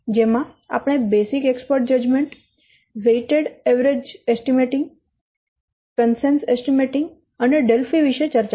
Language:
Gujarati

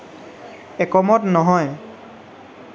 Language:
Assamese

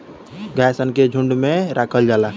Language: Bhojpuri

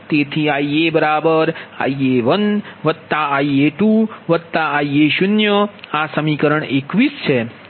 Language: Gujarati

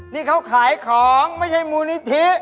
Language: Thai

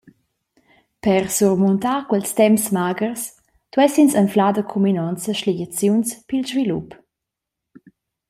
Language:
Romansh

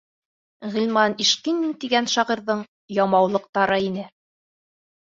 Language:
Bashkir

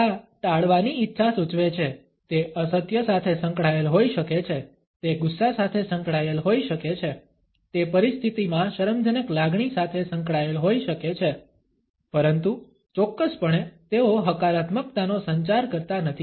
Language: Gujarati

